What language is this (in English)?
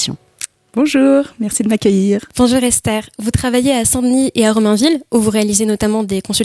French